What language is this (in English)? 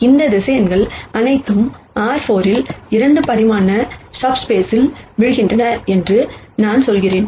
Tamil